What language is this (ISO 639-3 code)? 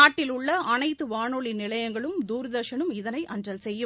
tam